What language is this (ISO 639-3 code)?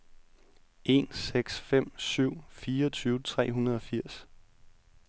dan